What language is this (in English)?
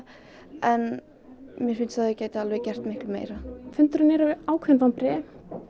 Icelandic